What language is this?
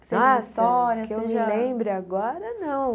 Portuguese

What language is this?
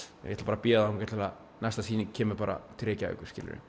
Icelandic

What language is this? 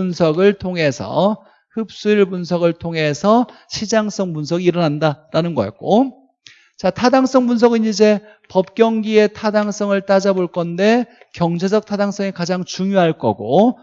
Korean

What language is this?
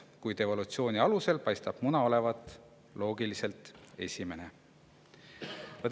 Estonian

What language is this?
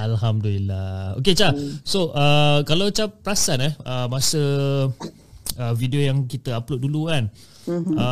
Malay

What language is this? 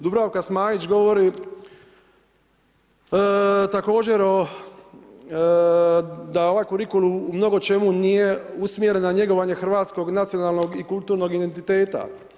Croatian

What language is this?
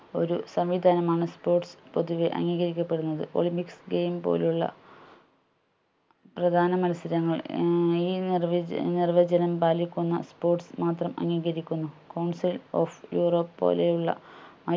Malayalam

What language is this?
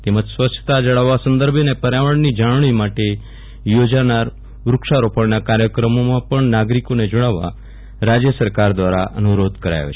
Gujarati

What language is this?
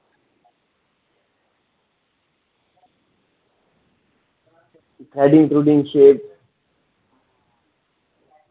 Dogri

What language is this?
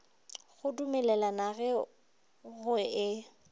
Northern Sotho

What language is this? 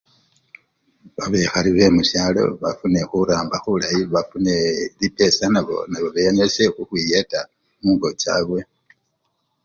Luyia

